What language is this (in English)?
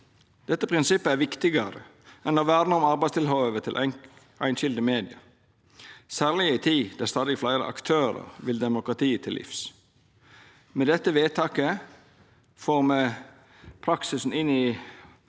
Norwegian